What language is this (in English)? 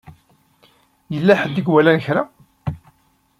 Kabyle